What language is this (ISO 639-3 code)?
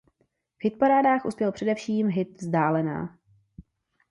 ces